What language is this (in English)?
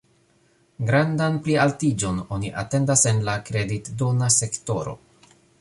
Esperanto